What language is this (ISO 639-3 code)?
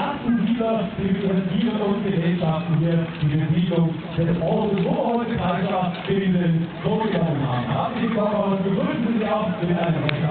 deu